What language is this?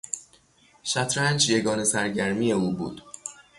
Persian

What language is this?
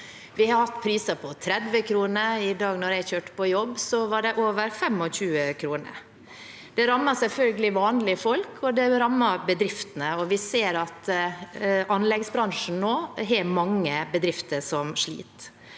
Norwegian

